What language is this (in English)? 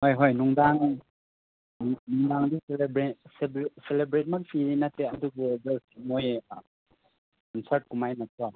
Manipuri